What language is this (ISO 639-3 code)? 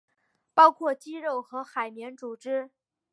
zho